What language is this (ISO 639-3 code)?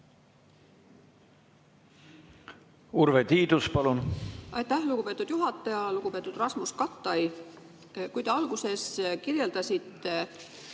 est